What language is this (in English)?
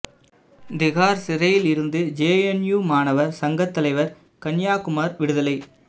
Tamil